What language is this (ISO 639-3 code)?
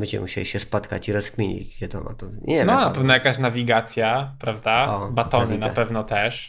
pol